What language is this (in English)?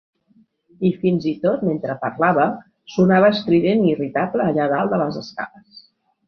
Catalan